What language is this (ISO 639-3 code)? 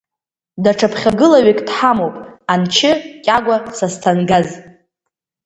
abk